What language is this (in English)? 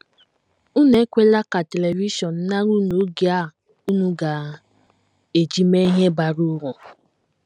Igbo